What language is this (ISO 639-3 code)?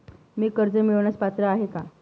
mar